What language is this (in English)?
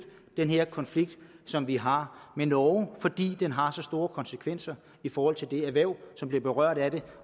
Danish